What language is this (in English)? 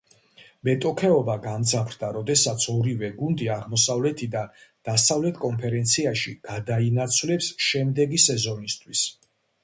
Georgian